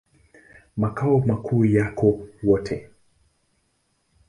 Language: Swahili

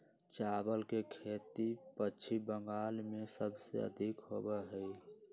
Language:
Magahi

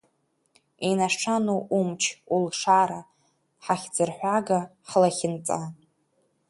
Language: Abkhazian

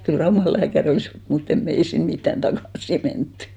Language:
Finnish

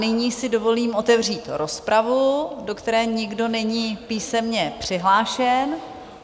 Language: Czech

